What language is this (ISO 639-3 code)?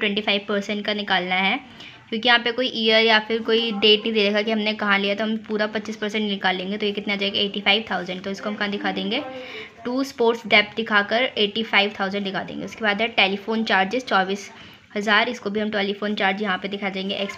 hin